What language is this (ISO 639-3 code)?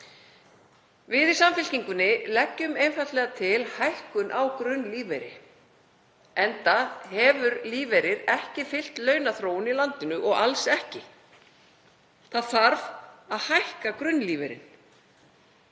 isl